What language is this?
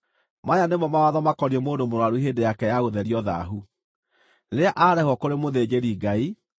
Kikuyu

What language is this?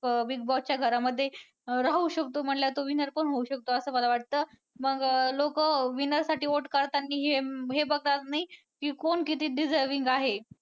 Marathi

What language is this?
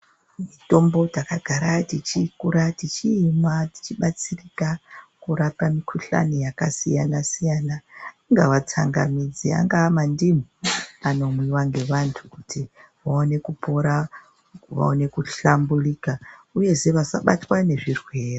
Ndau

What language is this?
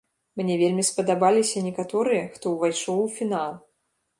Belarusian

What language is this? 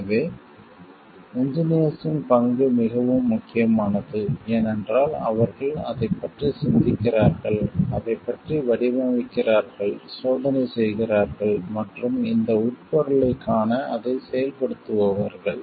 Tamil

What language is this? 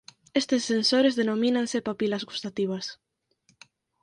Galician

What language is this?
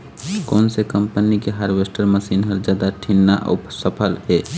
Chhattisgarhi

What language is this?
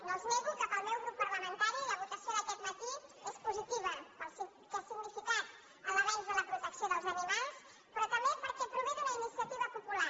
Catalan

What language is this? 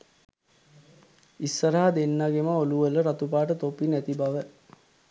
Sinhala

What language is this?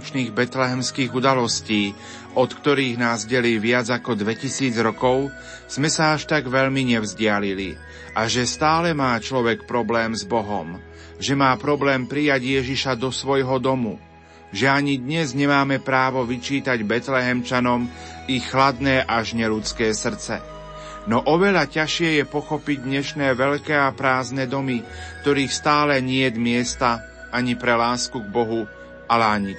Slovak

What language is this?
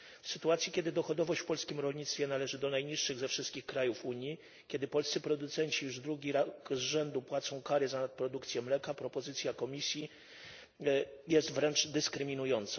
Polish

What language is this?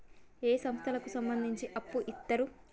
Telugu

